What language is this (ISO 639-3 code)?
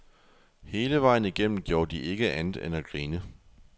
dan